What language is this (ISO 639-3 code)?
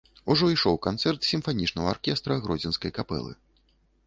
bel